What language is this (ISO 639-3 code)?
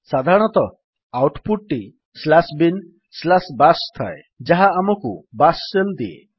ori